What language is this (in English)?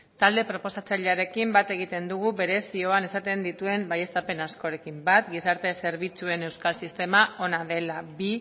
Basque